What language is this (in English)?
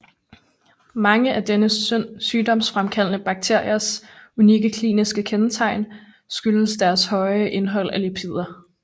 Danish